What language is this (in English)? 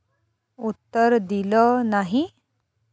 Marathi